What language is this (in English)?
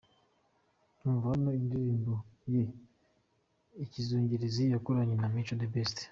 Kinyarwanda